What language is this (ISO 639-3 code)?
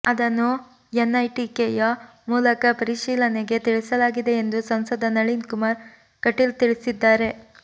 kan